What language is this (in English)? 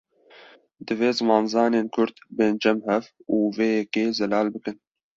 Kurdish